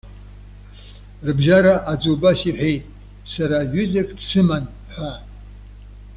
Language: Abkhazian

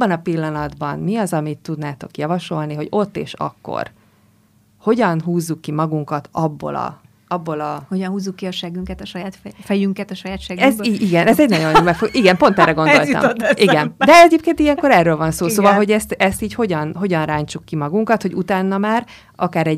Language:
Hungarian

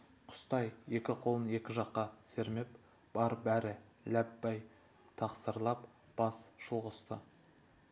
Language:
Kazakh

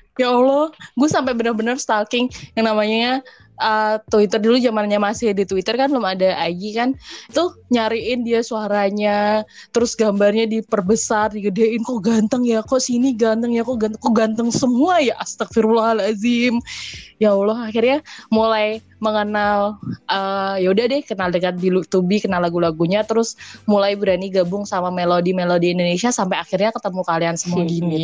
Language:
Indonesian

